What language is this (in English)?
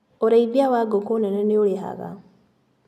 Kikuyu